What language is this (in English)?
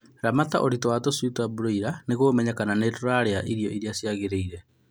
Kikuyu